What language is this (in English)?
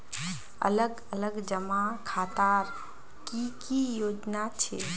Magahi